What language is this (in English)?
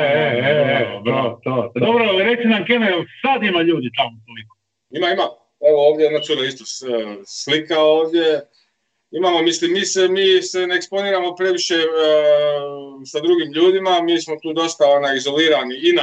Croatian